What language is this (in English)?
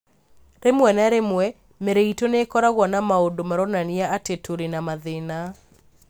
Kikuyu